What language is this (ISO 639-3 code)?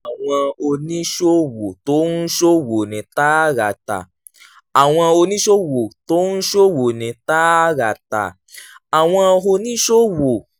yor